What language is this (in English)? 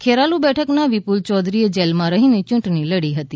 Gujarati